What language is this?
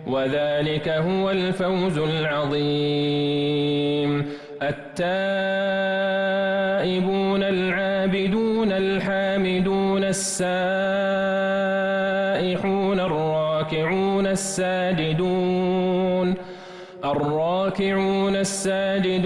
Arabic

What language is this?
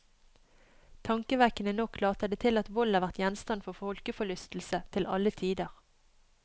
Norwegian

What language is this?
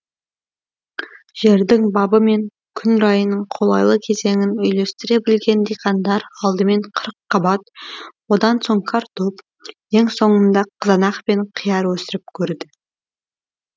Kazakh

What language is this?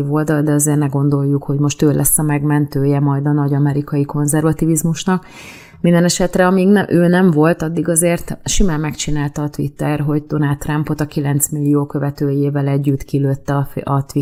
Hungarian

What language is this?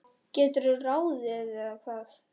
Icelandic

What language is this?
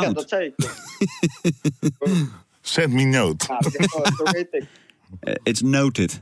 Dutch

